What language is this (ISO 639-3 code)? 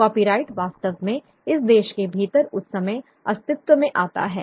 hin